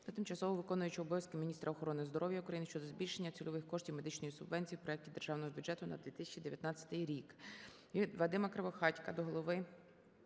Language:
Ukrainian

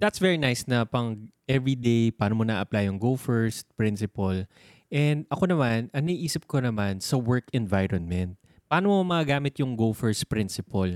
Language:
Filipino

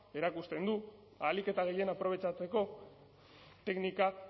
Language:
Basque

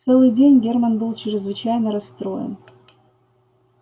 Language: Russian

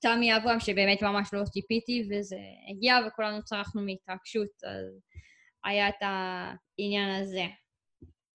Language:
Hebrew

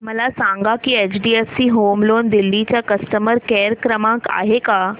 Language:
Marathi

